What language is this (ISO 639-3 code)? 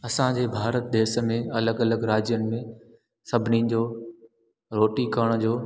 snd